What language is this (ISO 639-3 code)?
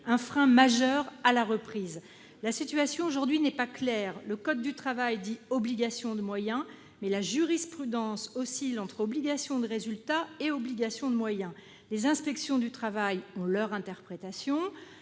fra